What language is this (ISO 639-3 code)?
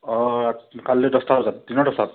asm